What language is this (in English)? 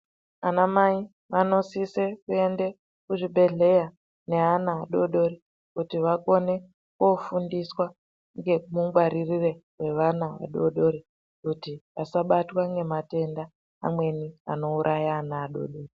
Ndau